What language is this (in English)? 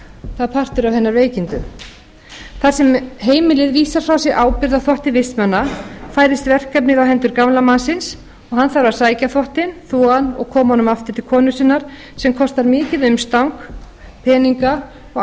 Icelandic